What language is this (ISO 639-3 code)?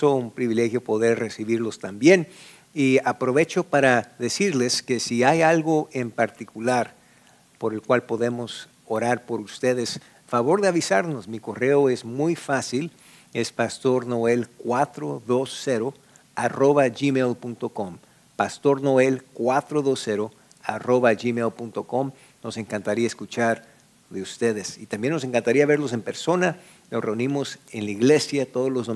spa